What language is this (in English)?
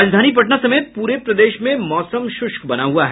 Hindi